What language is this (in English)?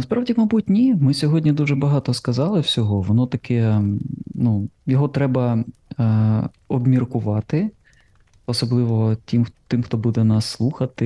Ukrainian